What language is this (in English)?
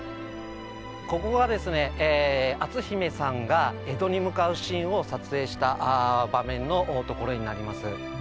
Japanese